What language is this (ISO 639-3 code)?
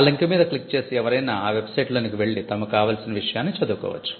tel